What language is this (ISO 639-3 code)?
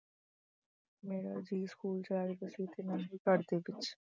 pan